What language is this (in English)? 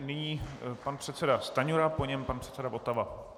Czech